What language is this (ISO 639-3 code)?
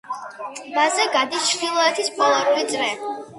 kat